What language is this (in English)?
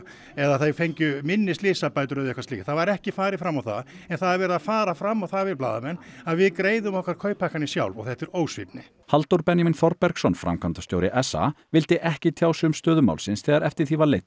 Icelandic